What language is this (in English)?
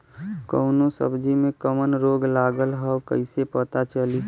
Bhojpuri